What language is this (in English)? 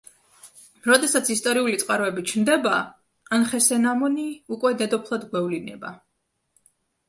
Georgian